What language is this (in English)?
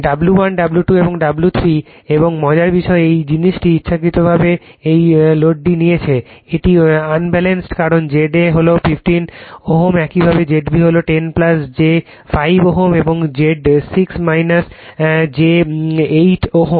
Bangla